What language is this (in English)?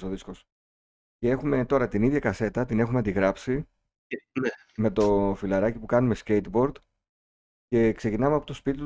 Greek